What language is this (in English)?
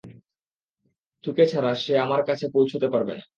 Bangla